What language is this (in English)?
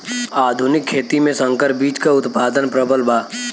Bhojpuri